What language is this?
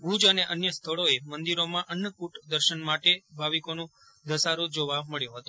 Gujarati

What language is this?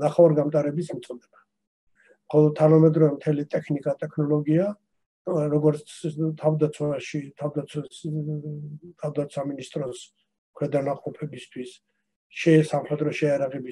Turkish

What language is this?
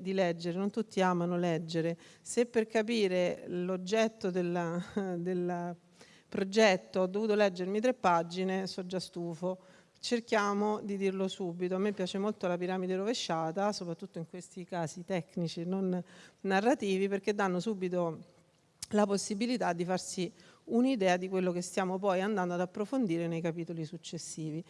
Italian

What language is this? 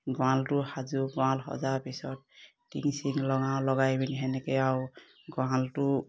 Assamese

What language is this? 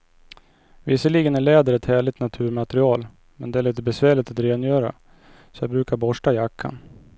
Swedish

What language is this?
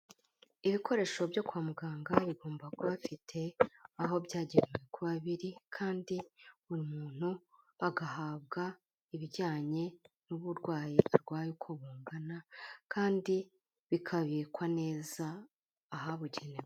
Kinyarwanda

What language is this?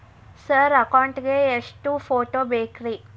Kannada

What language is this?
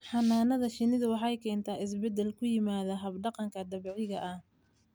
Somali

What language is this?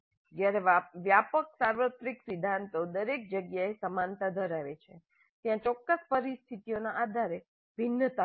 Gujarati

